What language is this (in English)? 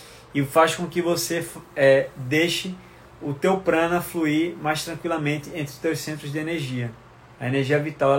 Portuguese